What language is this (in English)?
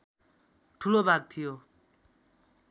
Nepali